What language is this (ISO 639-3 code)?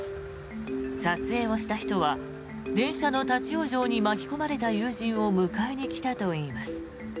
jpn